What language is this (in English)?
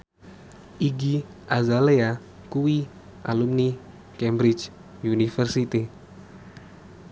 Javanese